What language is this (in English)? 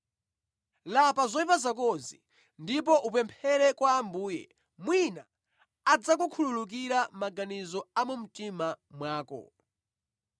Nyanja